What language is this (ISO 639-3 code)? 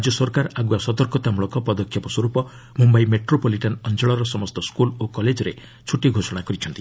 ori